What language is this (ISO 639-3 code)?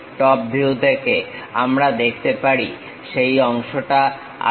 ben